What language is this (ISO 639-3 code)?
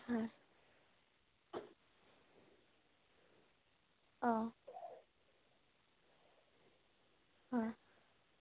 asm